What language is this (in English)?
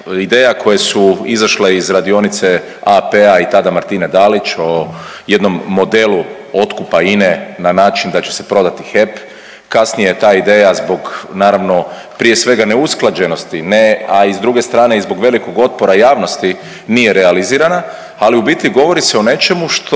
Croatian